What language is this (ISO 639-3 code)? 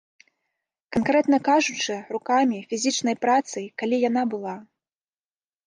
bel